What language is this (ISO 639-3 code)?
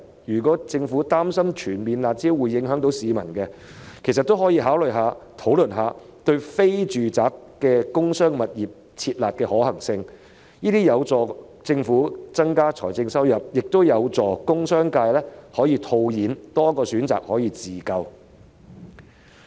yue